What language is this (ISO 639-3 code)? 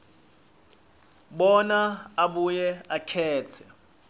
ssw